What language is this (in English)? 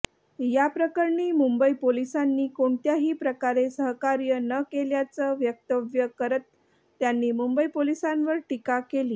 Marathi